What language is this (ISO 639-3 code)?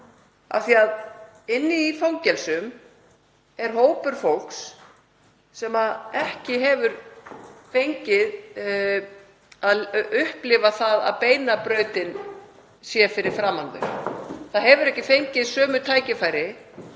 isl